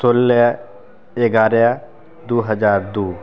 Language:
Maithili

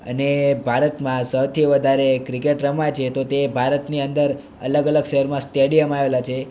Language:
Gujarati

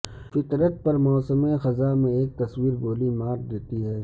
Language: Urdu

